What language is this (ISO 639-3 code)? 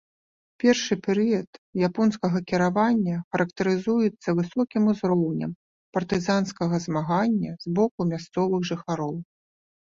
bel